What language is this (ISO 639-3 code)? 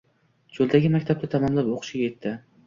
uzb